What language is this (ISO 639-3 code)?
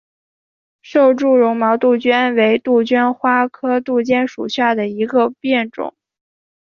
zho